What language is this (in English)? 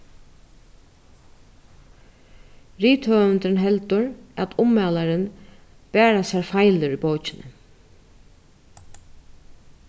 Faroese